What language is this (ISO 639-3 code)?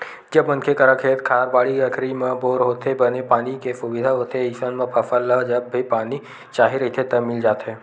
hne